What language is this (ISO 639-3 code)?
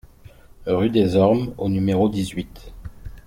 fra